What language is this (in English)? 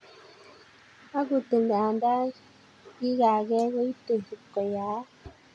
Kalenjin